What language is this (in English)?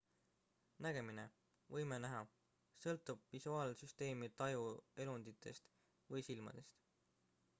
Estonian